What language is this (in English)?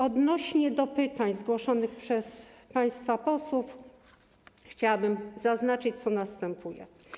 Polish